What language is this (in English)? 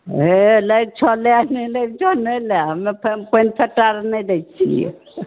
Maithili